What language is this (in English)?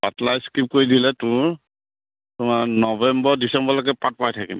Assamese